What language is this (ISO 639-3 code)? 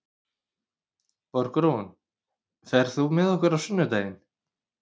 isl